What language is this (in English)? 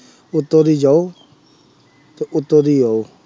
Punjabi